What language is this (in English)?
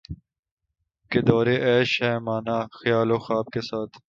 Urdu